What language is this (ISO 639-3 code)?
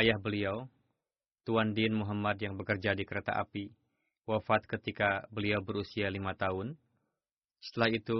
ind